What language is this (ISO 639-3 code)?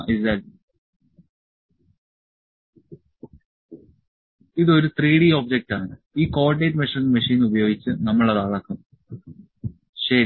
mal